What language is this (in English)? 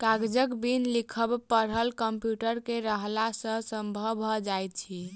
Maithili